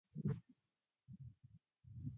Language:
Japanese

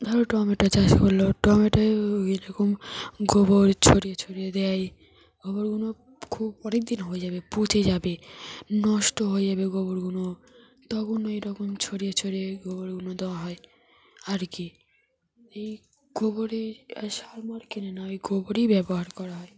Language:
Bangla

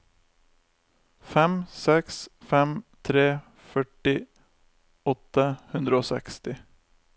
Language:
Norwegian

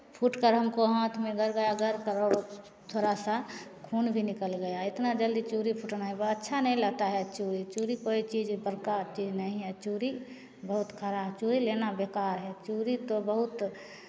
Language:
Hindi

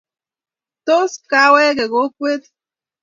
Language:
Kalenjin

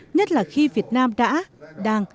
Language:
Vietnamese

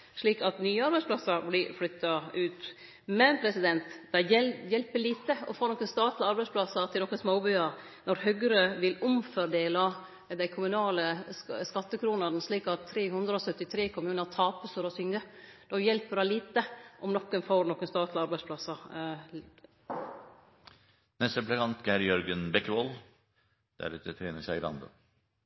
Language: Norwegian Nynorsk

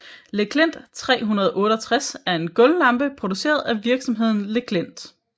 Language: Danish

